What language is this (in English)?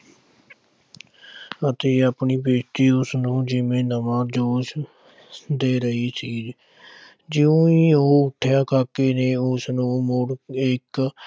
Punjabi